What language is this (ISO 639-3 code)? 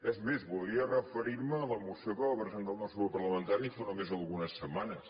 cat